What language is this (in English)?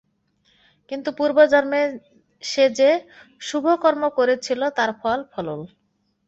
Bangla